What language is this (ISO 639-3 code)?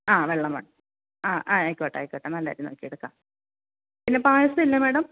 mal